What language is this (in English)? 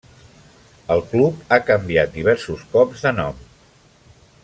Catalan